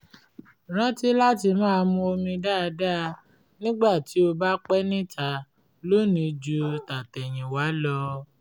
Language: Yoruba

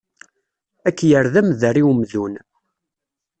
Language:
Kabyle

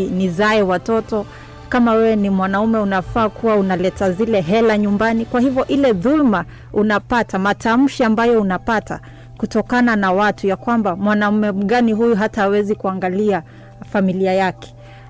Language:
Swahili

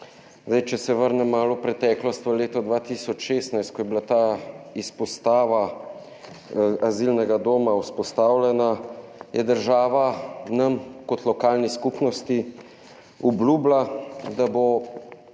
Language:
Slovenian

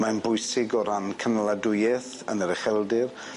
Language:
Welsh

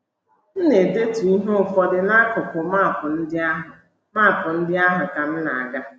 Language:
Igbo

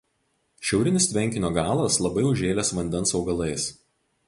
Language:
Lithuanian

